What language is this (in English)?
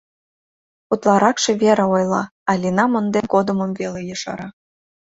Mari